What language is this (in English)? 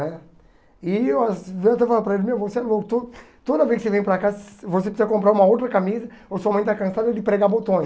Portuguese